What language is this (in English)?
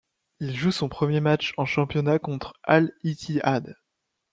French